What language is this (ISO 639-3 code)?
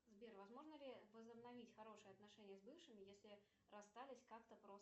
rus